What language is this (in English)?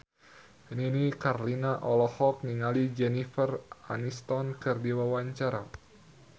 Sundanese